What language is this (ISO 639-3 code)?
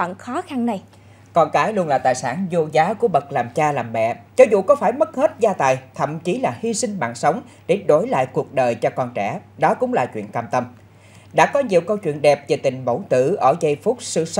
vie